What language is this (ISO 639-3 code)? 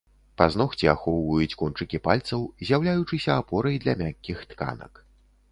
bel